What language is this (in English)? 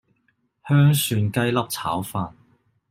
Cantonese